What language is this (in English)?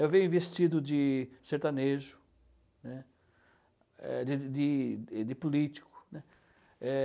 Portuguese